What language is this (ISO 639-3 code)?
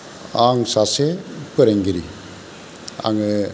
brx